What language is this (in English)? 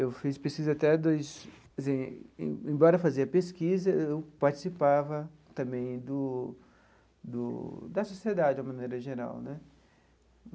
Portuguese